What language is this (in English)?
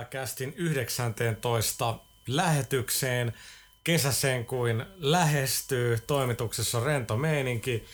Finnish